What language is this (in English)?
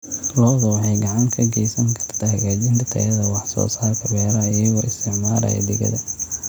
Somali